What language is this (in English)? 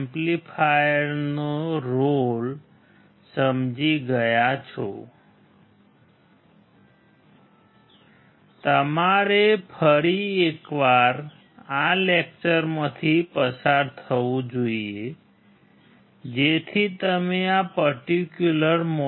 Gujarati